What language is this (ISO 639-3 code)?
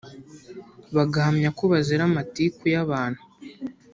kin